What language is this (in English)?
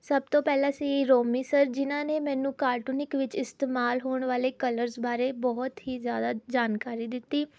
Punjabi